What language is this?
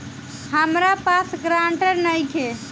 Bhojpuri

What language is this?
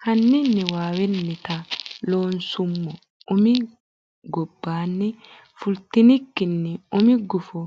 Sidamo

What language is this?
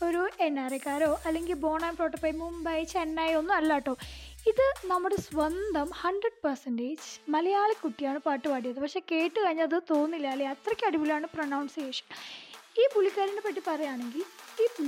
Malayalam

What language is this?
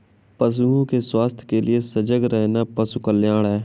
Hindi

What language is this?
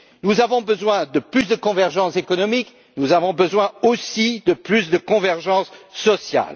French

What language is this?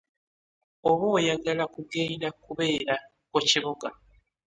Ganda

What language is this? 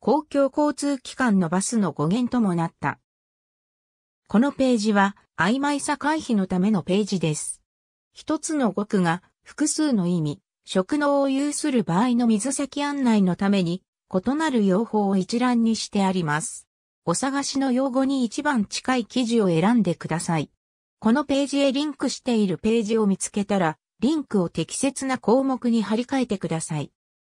Japanese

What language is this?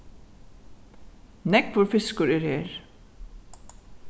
Faroese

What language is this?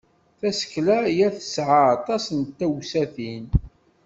Kabyle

